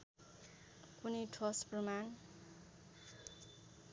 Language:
Nepali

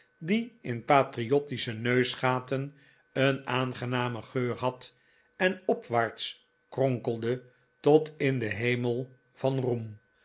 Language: Dutch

